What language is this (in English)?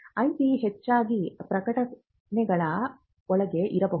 Kannada